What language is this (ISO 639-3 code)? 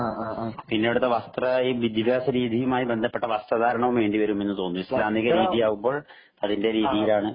mal